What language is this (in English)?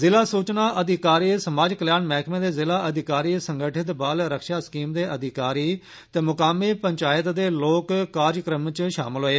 Dogri